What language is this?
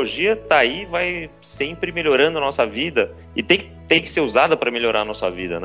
Portuguese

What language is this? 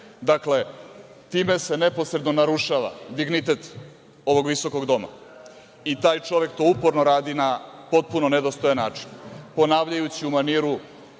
Serbian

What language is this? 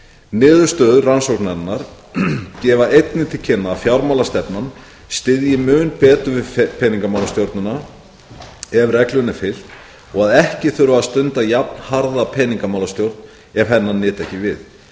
Icelandic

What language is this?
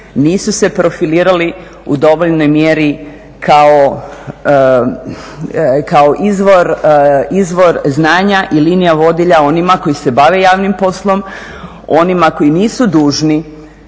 Croatian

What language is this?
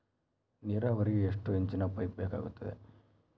Kannada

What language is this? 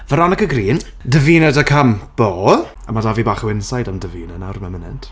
Welsh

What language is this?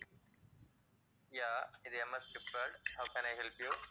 Tamil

